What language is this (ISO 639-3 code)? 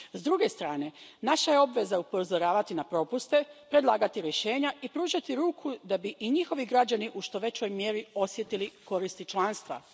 hrv